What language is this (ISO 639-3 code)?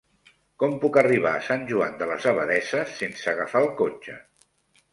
cat